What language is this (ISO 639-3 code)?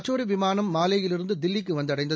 tam